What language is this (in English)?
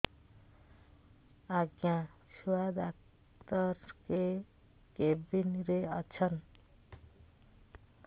Odia